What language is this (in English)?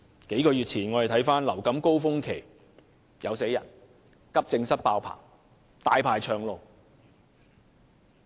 Cantonese